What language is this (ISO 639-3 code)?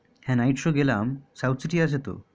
ben